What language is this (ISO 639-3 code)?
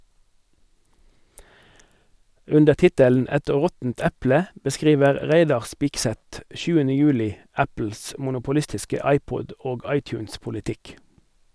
nor